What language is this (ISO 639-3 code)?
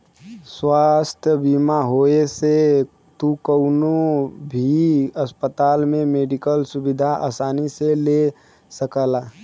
bho